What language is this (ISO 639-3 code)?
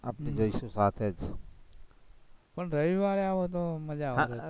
guj